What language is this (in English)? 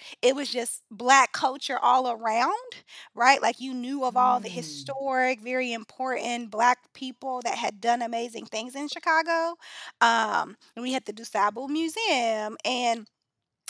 English